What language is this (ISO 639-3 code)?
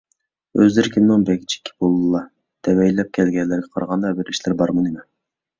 uig